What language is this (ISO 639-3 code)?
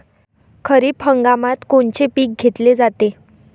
mar